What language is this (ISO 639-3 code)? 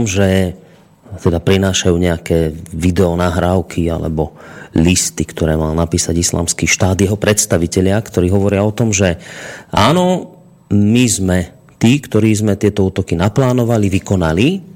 slk